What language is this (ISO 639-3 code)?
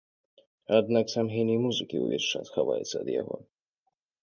bel